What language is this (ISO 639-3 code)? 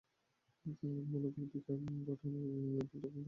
ben